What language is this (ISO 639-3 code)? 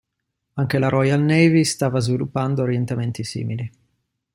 ita